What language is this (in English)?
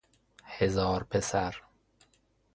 Persian